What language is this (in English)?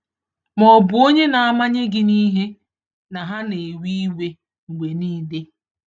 Igbo